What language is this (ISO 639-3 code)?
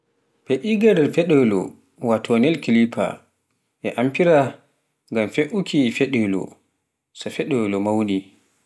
fuf